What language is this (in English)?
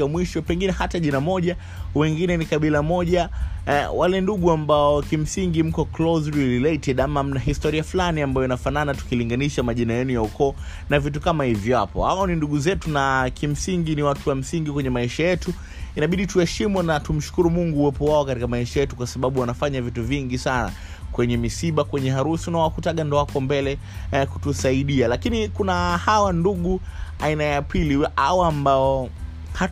Swahili